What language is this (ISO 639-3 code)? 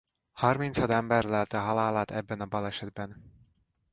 hun